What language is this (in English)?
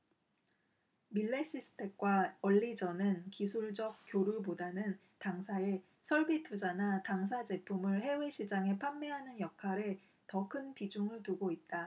Korean